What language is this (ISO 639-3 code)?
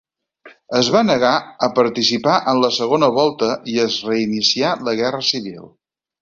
cat